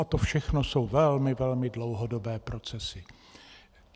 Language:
Czech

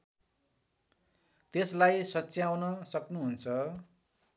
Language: Nepali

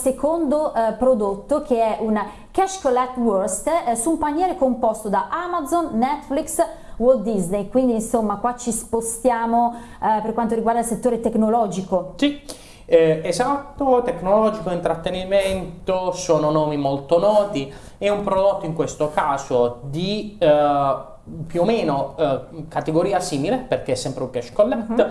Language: Italian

